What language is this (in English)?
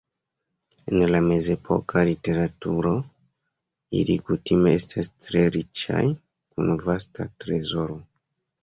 Esperanto